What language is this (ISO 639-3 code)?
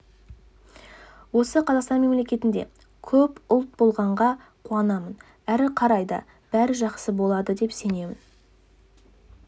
kaz